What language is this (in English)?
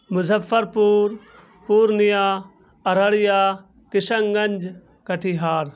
Urdu